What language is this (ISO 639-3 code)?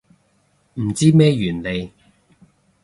yue